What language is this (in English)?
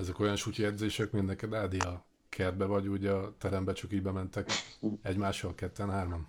Hungarian